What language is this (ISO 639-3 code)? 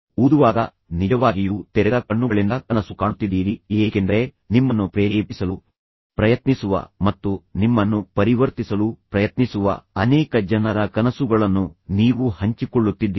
kan